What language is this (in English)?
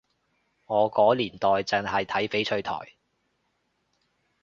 Cantonese